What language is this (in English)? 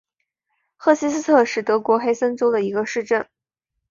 Chinese